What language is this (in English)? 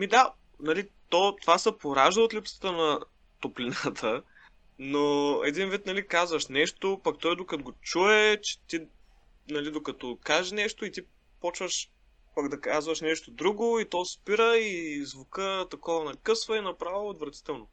Bulgarian